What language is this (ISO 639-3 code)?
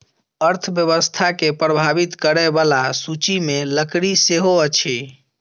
mai